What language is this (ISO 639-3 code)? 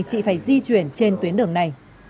vie